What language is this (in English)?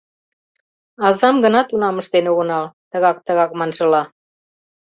Mari